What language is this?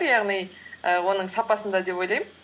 Kazakh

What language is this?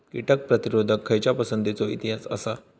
Marathi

